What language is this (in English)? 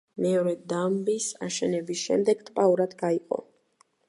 Georgian